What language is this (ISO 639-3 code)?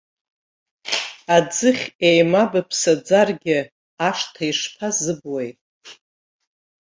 abk